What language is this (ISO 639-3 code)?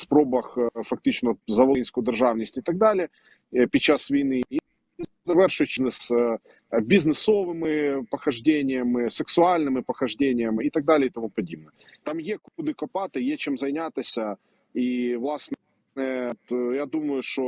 ukr